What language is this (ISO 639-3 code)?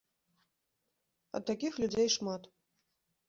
bel